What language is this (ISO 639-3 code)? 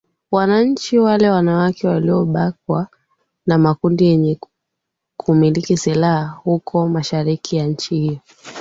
swa